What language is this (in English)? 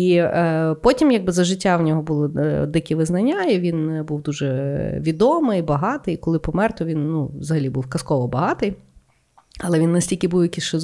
Ukrainian